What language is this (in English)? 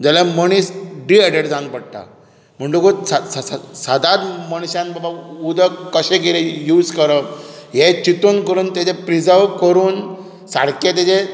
Konkani